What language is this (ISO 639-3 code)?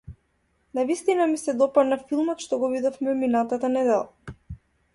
mkd